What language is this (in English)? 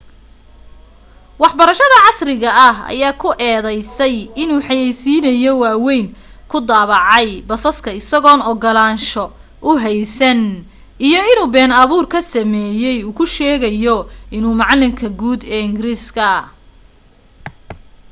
Somali